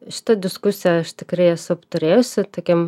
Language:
Lithuanian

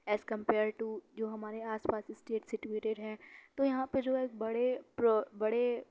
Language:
Urdu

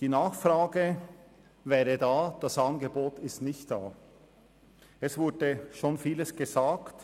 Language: Swiss German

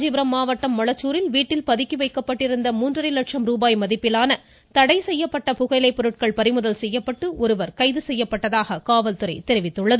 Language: Tamil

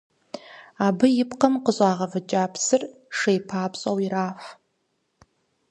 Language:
Kabardian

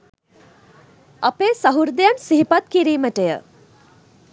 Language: Sinhala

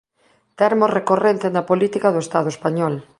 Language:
Galician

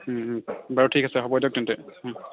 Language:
Assamese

